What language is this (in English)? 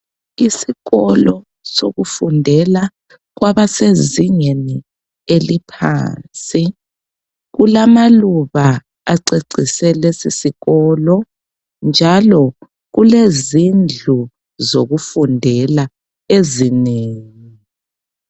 North Ndebele